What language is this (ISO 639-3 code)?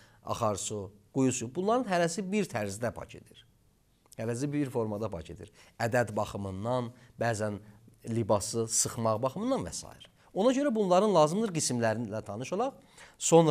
tur